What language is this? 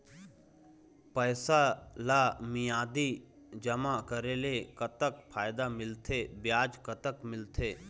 Chhattisgarhi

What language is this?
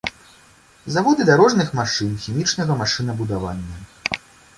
Belarusian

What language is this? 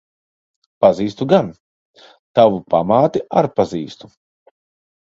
Latvian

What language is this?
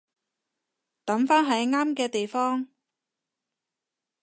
Cantonese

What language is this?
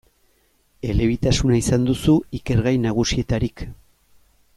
Basque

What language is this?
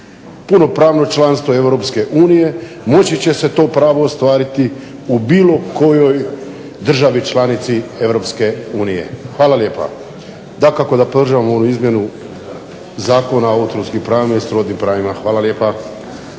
Croatian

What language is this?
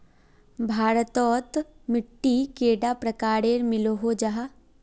Magahi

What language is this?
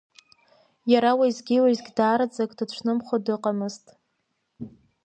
Abkhazian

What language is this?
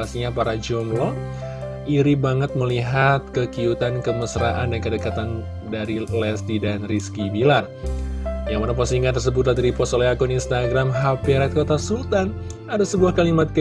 Indonesian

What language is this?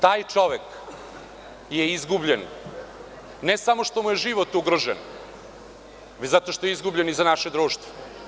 Serbian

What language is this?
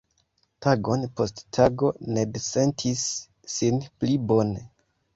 Esperanto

